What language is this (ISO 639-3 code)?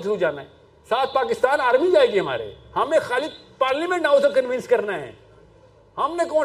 urd